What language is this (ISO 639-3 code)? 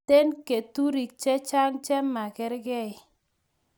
kln